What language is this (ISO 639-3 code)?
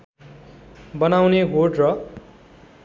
nep